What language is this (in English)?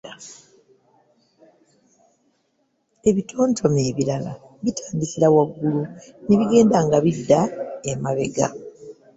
Ganda